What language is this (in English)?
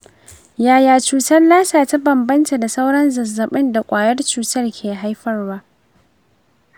Hausa